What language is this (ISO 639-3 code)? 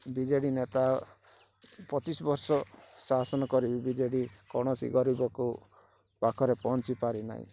ori